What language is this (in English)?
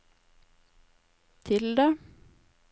Norwegian